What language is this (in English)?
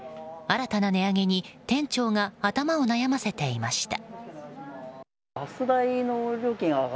Japanese